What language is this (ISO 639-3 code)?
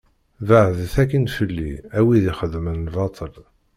kab